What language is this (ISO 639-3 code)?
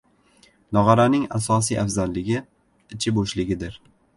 uzb